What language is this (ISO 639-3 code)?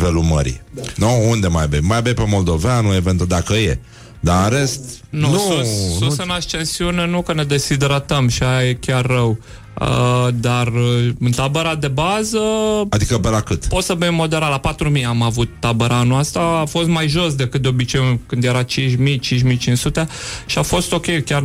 ron